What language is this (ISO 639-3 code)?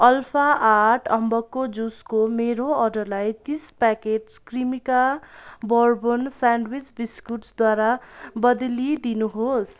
nep